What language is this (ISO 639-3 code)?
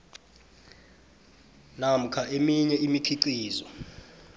nbl